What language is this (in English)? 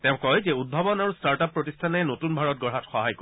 Assamese